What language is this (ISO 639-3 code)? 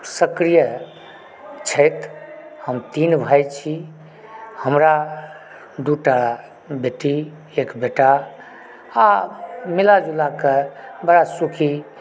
mai